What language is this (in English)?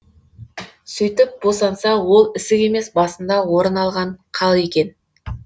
Kazakh